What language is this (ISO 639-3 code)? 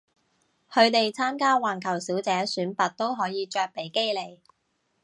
yue